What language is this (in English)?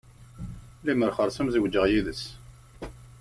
Kabyle